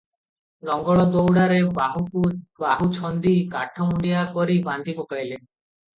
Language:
Odia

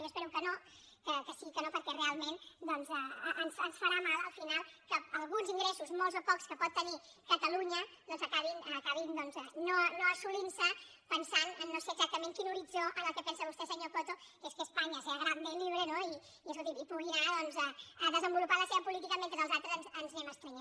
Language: Catalan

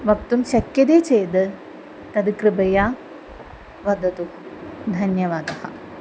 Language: Sanskrit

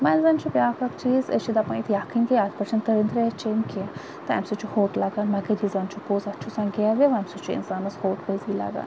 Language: Kashmiri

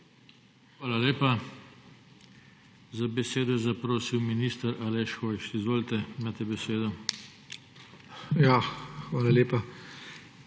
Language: Slovenian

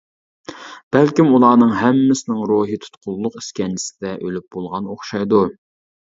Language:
Uyghur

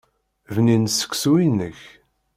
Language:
Kabyle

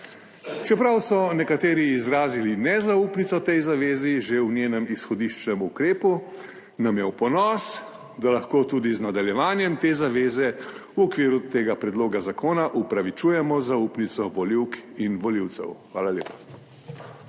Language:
Slovenian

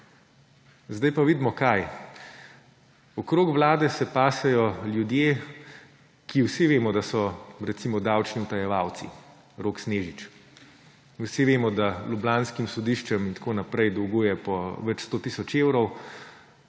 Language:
Slovenian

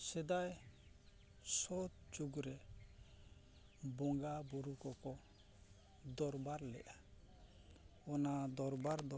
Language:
Santali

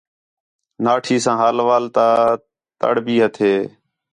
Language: Khetrani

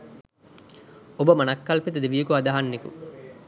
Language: Sinhala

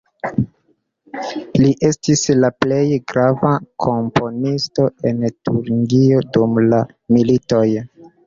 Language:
Esperanto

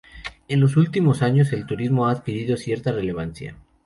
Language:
Spanish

